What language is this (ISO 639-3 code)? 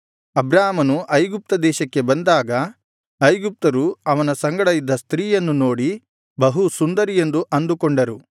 kan